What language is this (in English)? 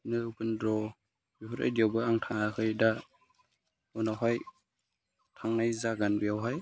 Bodo